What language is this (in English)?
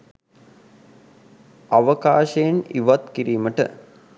Sinhala